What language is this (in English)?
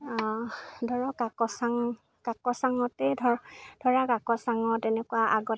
Assamese